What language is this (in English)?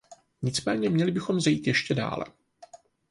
Czech